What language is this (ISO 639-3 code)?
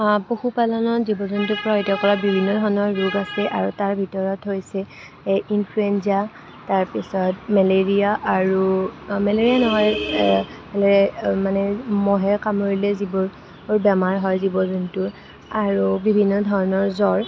asm